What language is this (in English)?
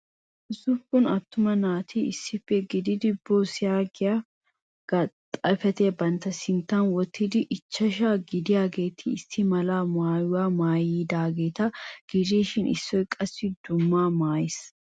Wolaytta